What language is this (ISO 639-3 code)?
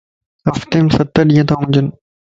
lss